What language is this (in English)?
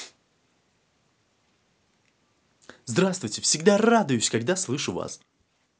Russian